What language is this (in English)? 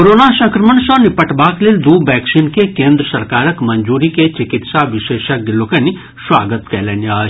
Maithili